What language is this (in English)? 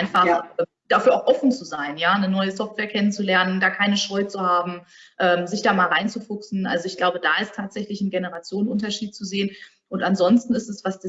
German